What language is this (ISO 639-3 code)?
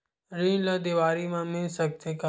hne